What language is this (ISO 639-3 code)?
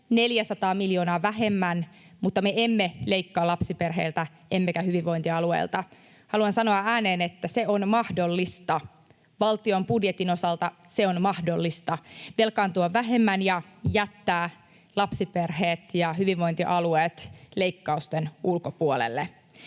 fin